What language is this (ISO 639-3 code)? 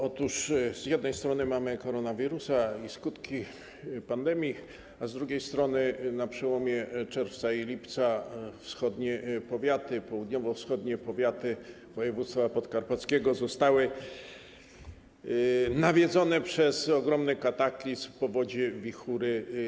pol